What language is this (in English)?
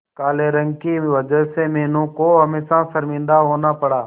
Hindi